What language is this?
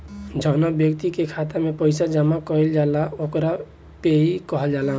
Bhojpuri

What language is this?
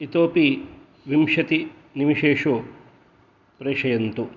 Sanskrit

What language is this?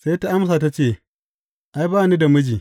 Hausa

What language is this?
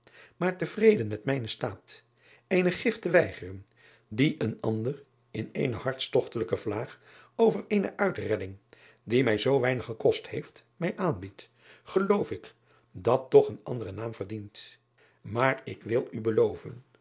Dutch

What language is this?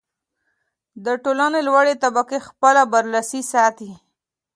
Pashto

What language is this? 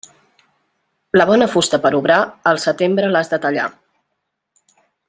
Catalan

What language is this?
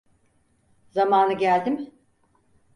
Turkish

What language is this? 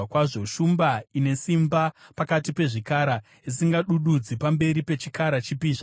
Shona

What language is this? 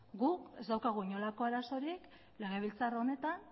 Basque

